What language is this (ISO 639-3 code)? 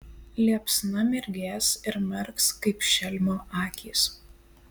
lit